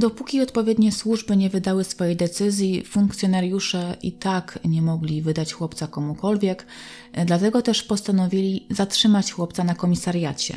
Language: Polish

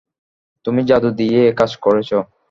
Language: Bangla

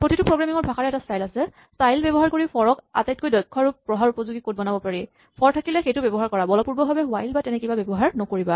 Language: Assamese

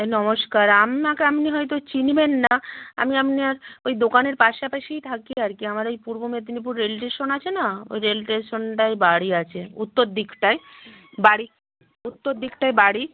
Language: Bangla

